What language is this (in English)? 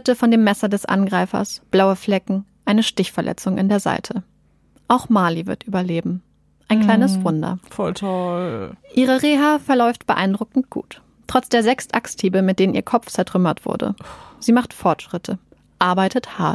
German